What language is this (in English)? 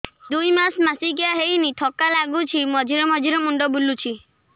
Odia